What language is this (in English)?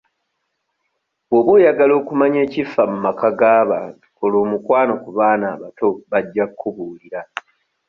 Ganda